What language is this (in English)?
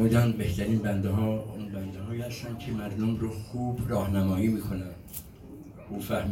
Persian